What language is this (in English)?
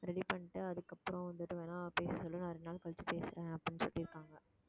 Tamil